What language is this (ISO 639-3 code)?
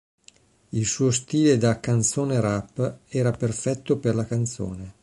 ita